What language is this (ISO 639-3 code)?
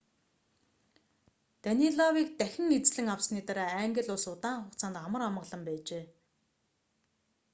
mon